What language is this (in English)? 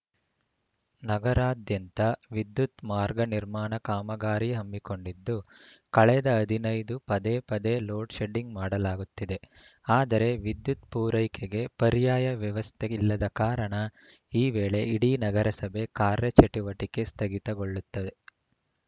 Kannada